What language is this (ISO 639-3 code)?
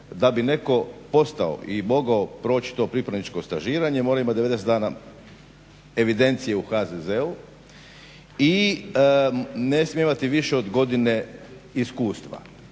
hrv